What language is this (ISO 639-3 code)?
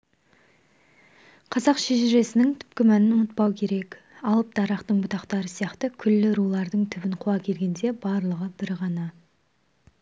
kaz